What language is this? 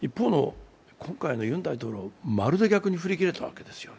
Japanese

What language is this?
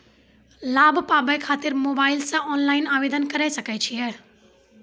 Maithili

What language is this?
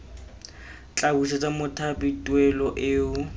Tswana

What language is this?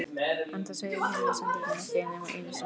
Icelandic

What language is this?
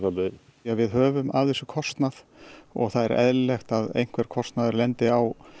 Icelandic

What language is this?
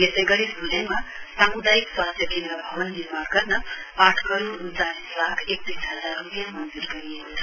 Nepali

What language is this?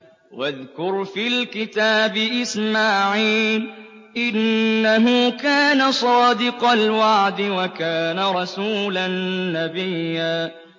Arabic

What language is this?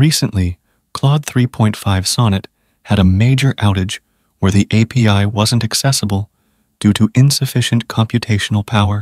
English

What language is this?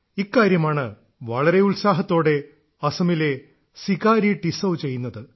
Malayalam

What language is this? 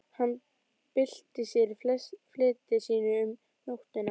Icelandic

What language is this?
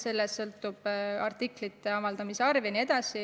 Estonian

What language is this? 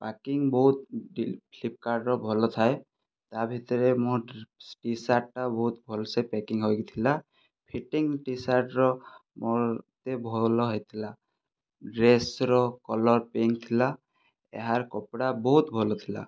Odia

